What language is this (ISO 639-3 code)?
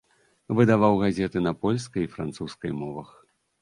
bel